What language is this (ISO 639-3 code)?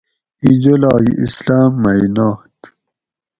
gwc